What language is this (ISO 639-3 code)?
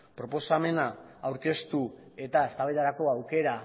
eus